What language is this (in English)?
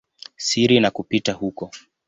Swahili